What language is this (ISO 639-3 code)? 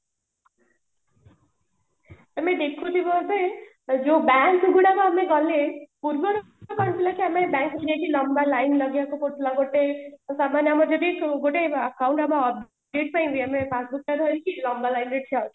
ori